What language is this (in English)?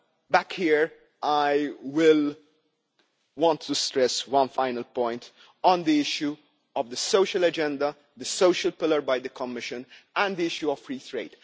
English